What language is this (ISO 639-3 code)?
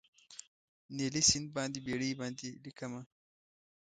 pus